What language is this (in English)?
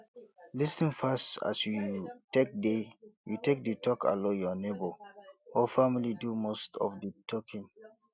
Nigerian Pidgin